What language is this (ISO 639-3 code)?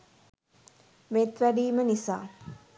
sin